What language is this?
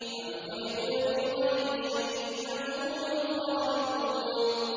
Arabic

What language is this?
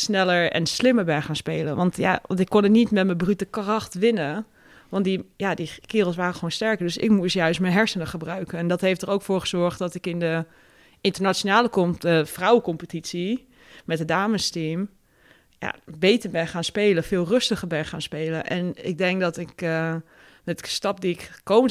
Dutch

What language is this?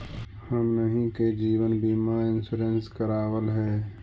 Magahi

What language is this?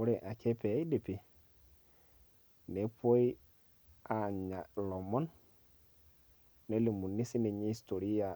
Masai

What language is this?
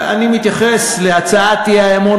Hebrew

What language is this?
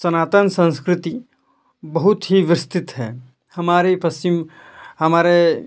Hindi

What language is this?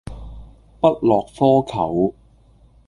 Cantonese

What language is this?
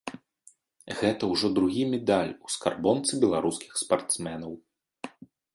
Belarusian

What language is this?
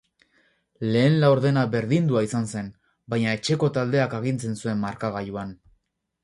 Basque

